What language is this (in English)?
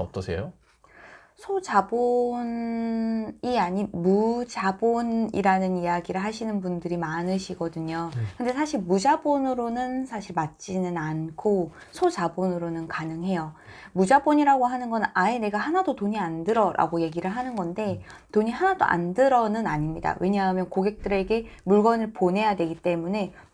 Korean